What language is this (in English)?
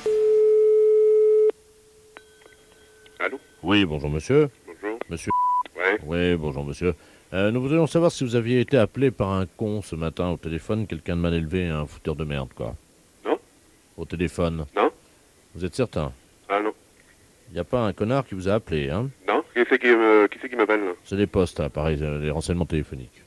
French